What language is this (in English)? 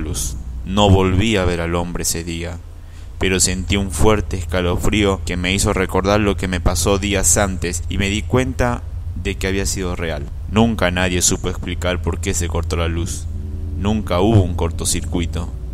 Spanish